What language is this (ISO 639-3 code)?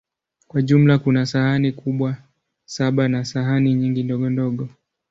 swa